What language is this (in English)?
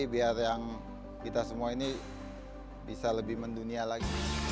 Indonesian